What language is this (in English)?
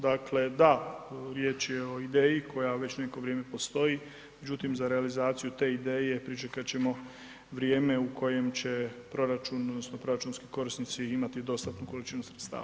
Croatian